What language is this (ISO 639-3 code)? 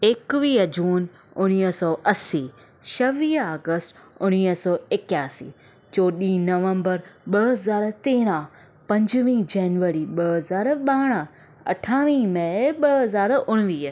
snd